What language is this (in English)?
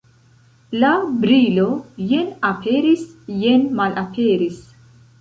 Esperanto